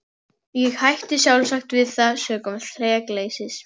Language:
Icelandic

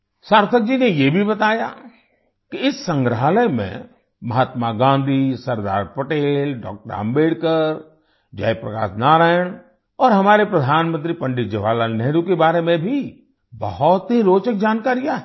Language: Hindi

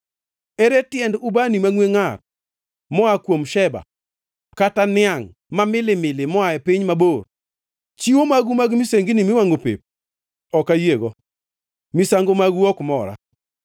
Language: Luo (Kenya and Tanzania)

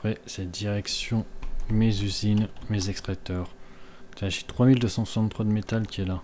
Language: French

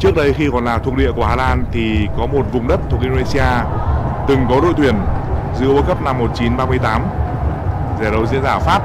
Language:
Vietnamese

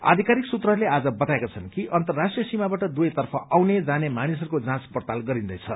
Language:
Nepali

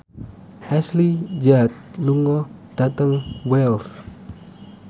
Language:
Javanese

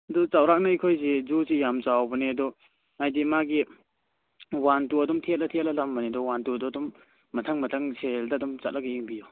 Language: Manipuri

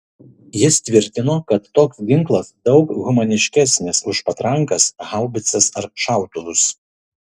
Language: Lithuanian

